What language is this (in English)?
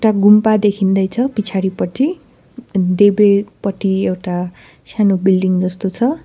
Nepali